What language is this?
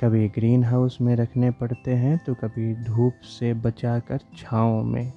Hindi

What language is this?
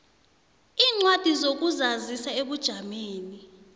South Ndebele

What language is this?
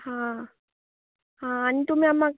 Konkani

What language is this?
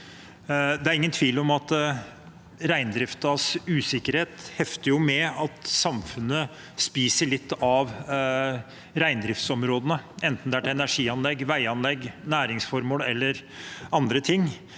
Norwegian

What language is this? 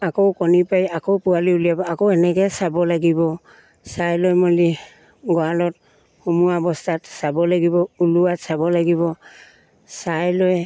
Assamese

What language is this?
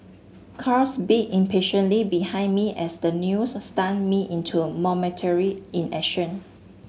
English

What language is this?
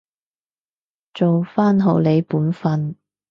Cantonese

